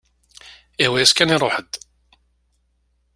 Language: Kabyle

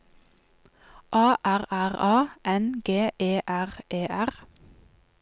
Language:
Norwegian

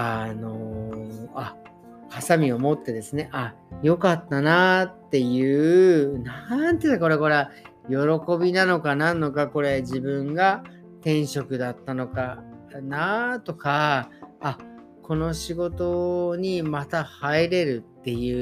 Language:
Japanese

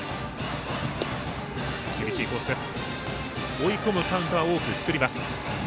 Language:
Japanese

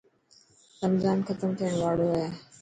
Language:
Dhatki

